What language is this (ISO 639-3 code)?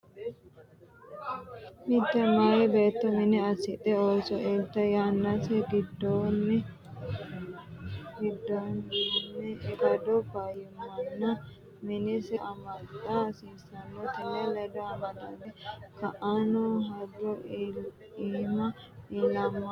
sid